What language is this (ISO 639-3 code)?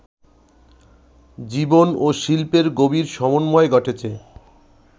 ben